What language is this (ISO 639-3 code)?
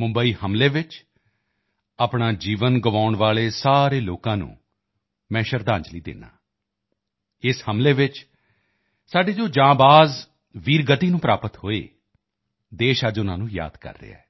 pan